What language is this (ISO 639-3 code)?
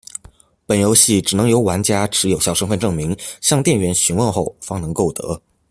zho